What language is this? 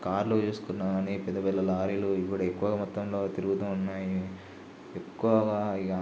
Telugu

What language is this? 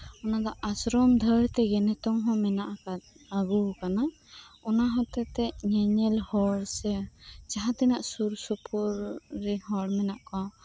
Santali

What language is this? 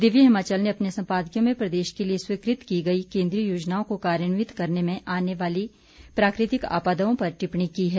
Hindi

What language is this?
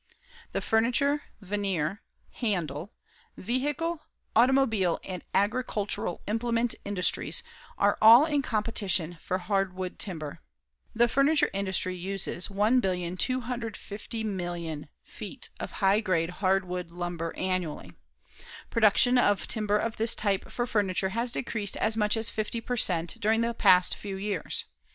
English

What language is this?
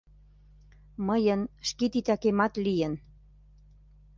Mari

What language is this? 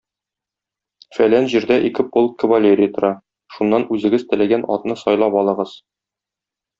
Tatar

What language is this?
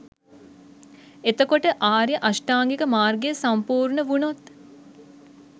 Sinhala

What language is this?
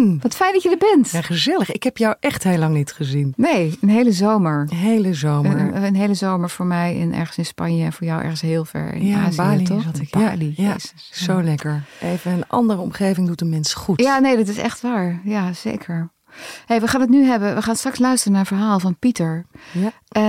Dutch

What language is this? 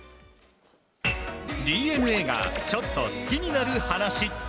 Japanese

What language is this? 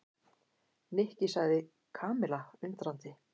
Icelandic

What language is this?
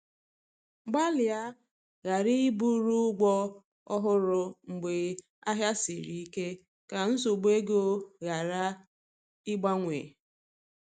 Igbo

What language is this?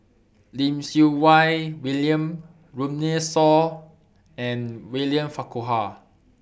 English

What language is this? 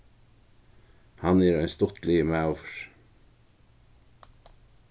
Faroese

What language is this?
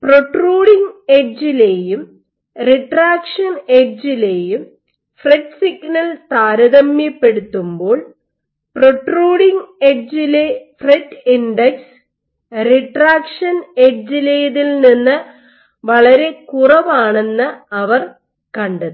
Malayalam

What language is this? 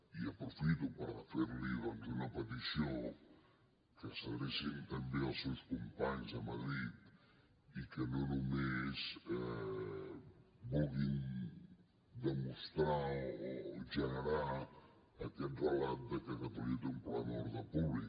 Catalan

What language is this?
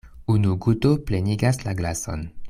Esperanto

